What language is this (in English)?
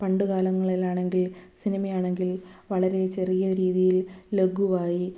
Malayalam